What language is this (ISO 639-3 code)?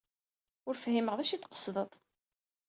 kab